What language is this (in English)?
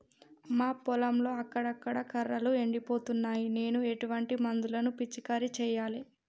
Telugu